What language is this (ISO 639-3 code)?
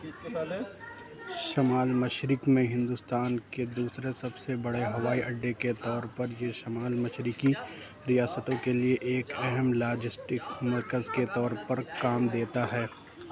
urd